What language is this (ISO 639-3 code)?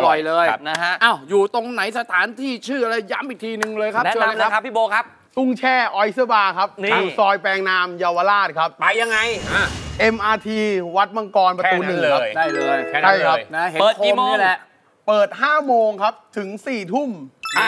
tha